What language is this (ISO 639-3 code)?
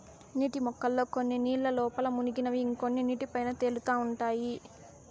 tel